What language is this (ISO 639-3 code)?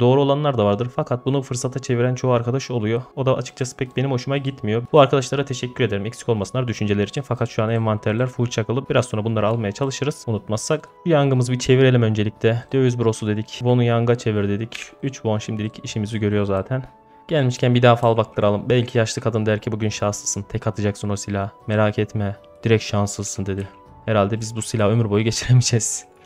tur